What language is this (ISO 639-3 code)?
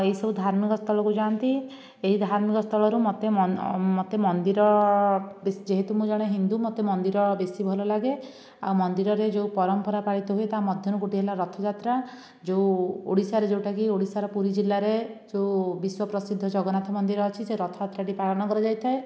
ori